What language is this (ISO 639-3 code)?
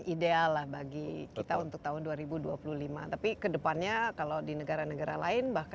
ind